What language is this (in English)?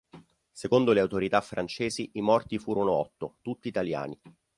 Italian